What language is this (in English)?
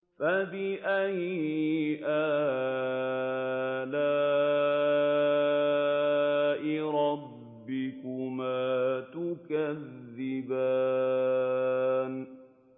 Arabic